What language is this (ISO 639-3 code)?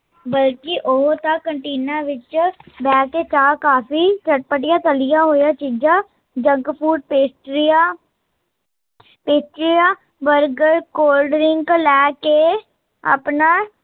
pan